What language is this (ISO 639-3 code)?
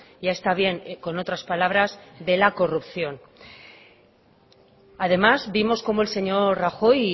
spa